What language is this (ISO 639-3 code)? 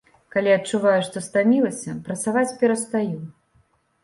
bel